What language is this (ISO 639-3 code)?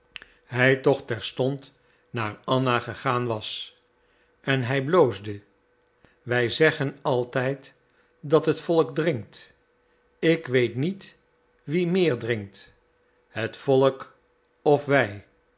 nld